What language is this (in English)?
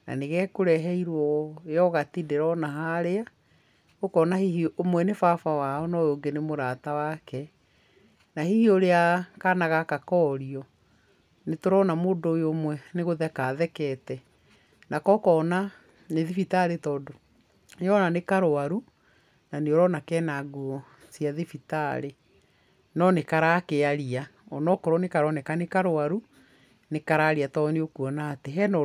Kikuyu